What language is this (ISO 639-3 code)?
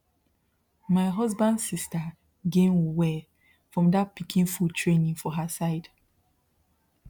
pcm